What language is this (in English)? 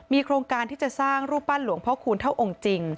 Thai